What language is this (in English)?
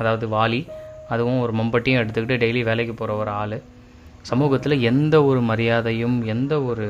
Tamil